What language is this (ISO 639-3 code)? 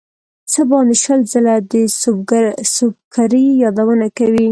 pus